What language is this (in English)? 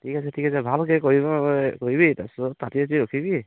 Assamese